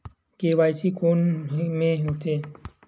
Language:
Chhattisgarhi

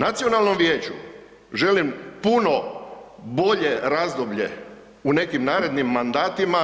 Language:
Croatian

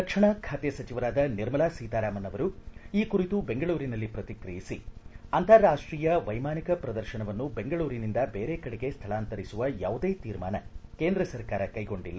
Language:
Kannada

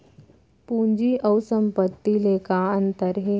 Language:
Chhattisgarhi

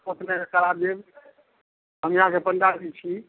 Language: Maithili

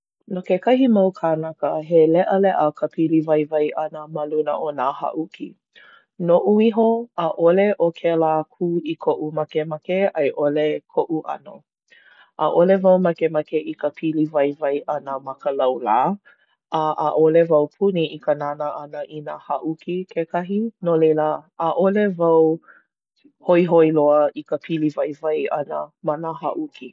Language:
Hawaiian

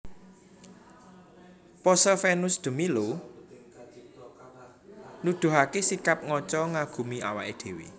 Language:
Javanese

